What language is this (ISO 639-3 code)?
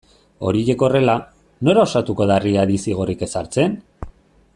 eus